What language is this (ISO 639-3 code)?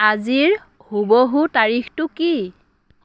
asm